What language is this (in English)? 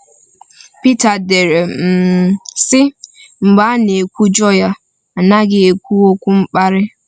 Igbo